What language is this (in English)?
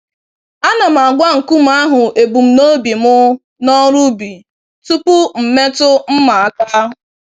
Igbo